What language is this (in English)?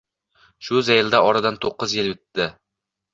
Uzbek